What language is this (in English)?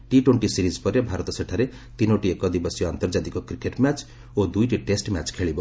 Odia